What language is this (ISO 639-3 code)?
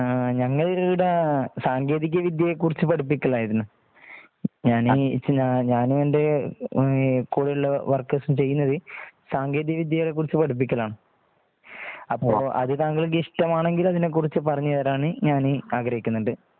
mal